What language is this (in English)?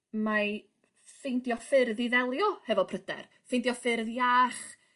Welsh